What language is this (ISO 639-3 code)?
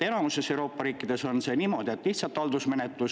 est